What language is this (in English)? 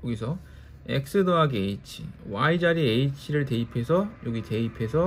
Korean